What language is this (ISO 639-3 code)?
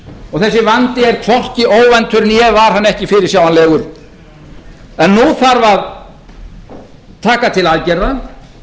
isl